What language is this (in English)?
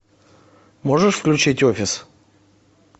Russian